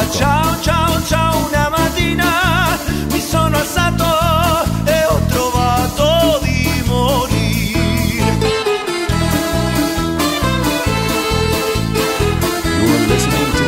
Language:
Romanian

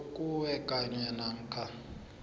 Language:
South Ndebele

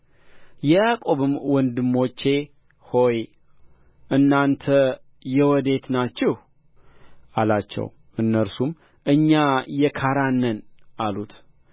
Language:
Amharic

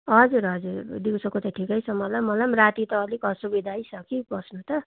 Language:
Nepali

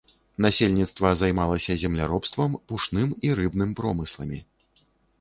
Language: Belarusian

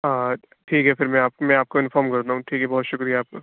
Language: Urdu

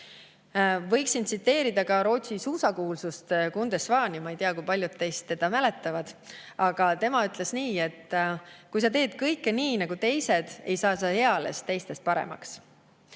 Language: Estonian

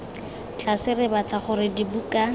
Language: Tswana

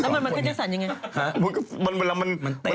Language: Thai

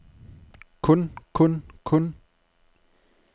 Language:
Danish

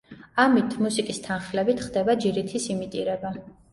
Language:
Georgian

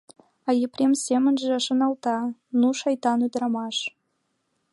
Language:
Mari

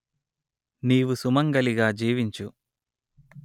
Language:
Telugu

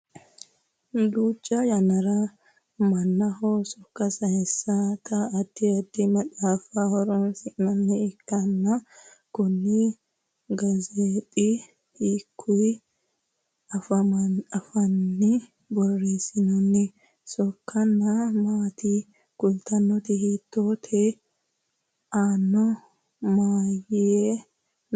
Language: Sidamo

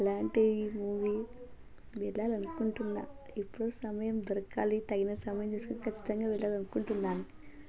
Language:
Telugu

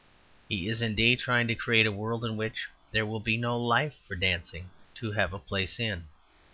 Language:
English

